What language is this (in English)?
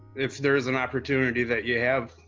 English